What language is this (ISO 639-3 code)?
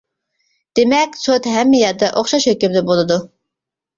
uig